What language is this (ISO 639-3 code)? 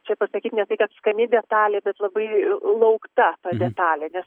lit